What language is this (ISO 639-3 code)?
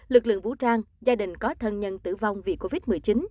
vie